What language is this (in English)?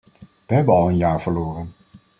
Dutch